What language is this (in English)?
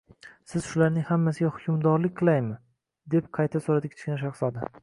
Uzbek